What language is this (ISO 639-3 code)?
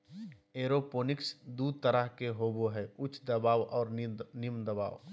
mag